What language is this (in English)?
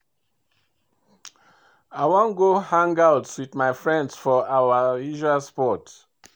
Nigerian Pidgin